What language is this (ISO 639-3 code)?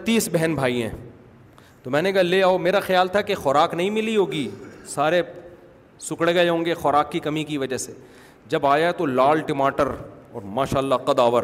urd